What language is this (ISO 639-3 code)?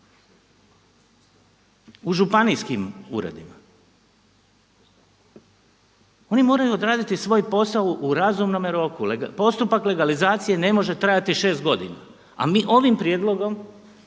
hrv